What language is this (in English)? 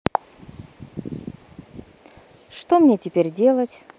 Russian